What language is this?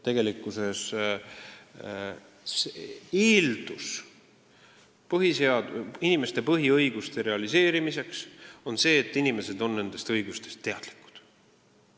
Estonian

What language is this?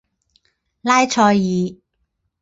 Chinese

